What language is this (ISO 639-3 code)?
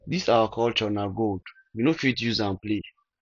pcm